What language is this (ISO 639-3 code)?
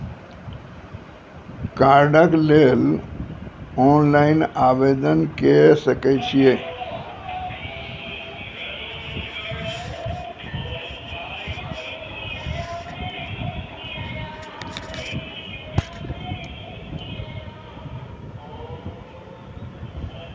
mai